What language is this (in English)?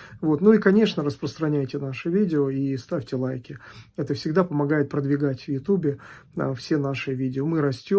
Russian